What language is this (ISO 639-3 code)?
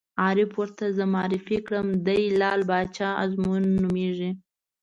pus